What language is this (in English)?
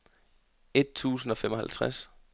Danish